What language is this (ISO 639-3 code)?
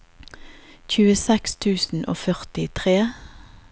nor